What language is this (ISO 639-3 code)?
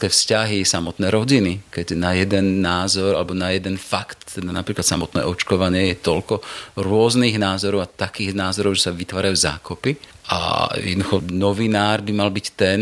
slk